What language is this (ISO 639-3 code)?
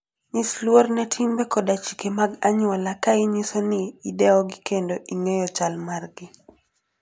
luo